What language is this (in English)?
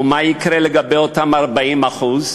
Hebrew